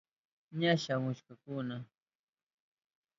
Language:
Southern Pastaza Quechua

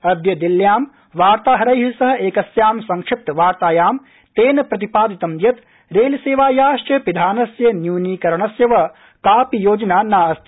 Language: Sanskrit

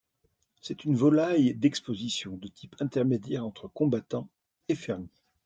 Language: French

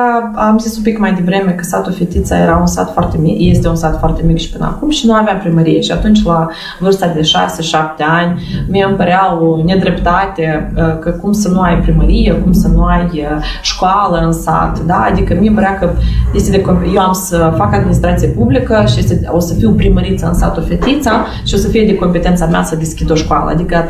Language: Romanian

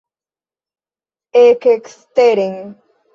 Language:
Esperanto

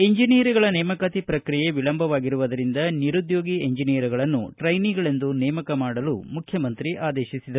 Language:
Kannada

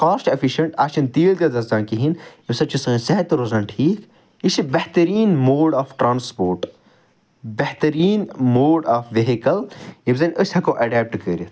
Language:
Kashmiri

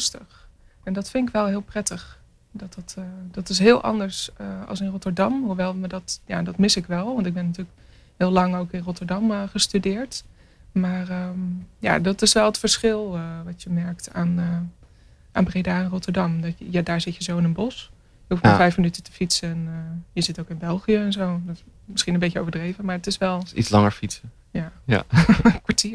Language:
Dutch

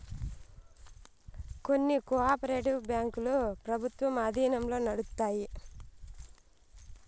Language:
Telugu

